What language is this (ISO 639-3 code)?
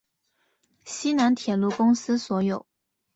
zho